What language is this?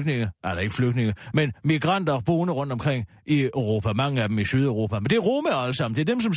Danish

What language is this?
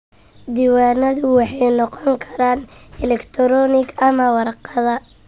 Somali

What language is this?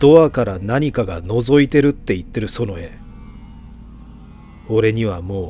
Japanese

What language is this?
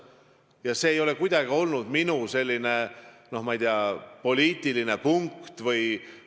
Estonian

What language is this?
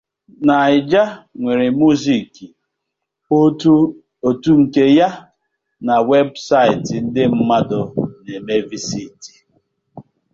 Igbo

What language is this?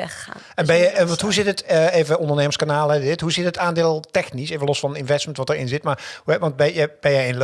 Dutch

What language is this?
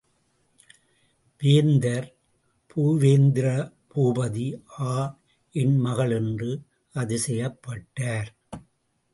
Tamil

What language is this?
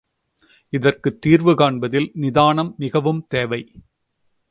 Tamil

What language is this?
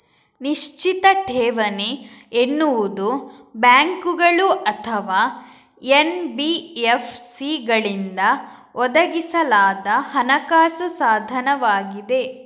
Kannada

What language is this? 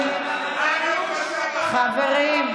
Hebrew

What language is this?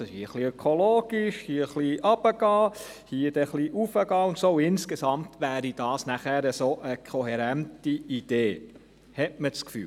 Swiss German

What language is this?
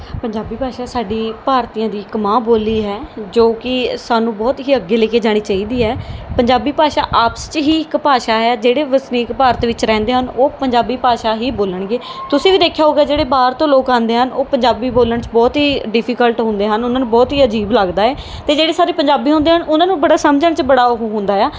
Punjabi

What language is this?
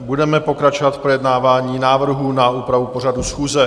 Czech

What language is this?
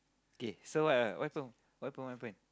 English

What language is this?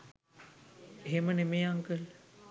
Sinhala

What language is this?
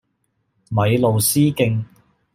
Cantonese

